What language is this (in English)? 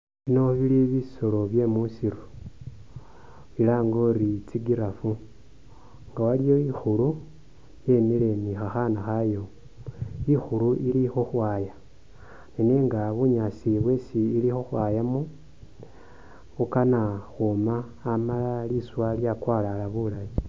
Masaaba